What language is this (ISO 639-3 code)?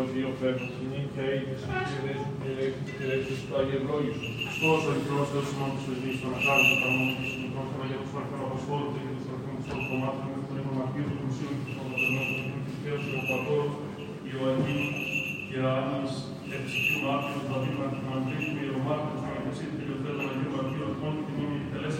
ell